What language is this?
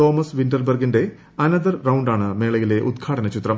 Malayalam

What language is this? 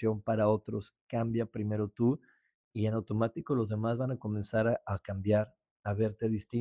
Spanish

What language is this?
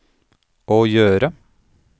Norwegian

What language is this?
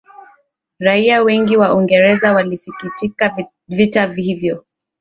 Swahili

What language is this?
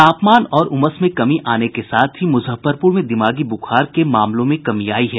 Hindi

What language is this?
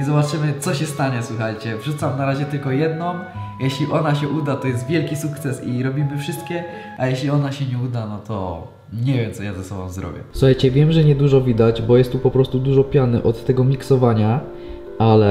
Polish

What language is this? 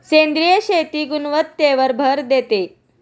Marathi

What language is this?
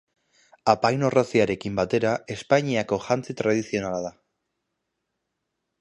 Basque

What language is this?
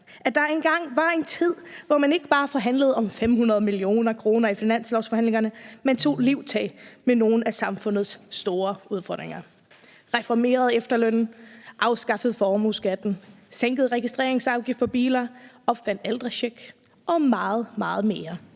Danish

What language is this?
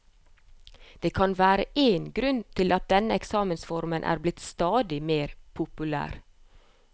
Norwegian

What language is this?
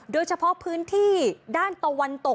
Thai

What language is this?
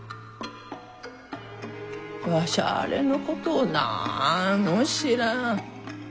Japanese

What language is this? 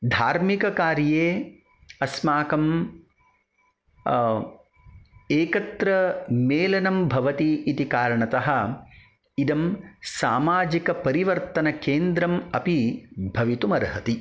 Sanskrit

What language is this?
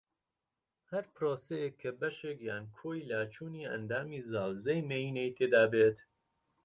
Central Kurdish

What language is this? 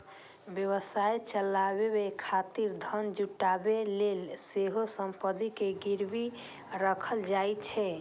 Maithili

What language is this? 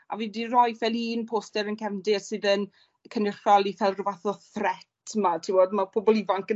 Welsh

